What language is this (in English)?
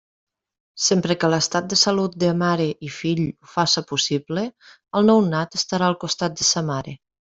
Catalan